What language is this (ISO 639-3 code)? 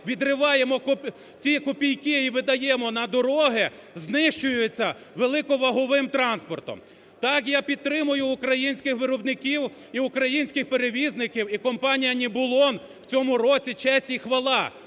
ukr